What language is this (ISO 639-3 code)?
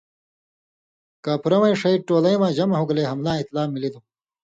mvy